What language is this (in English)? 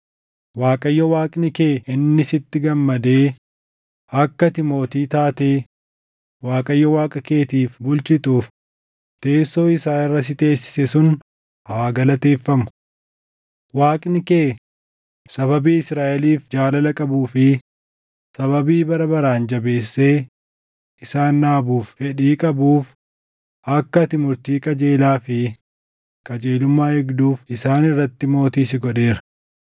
Oromo